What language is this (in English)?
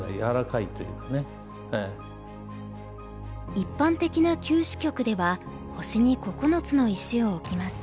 Japanese